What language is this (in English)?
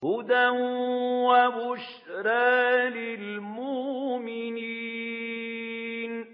Arabic